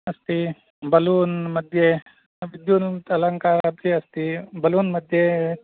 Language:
Sanskrit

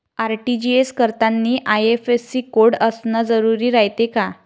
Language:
Marathi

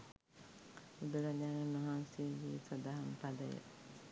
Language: Sinhala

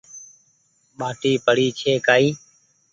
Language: Goaria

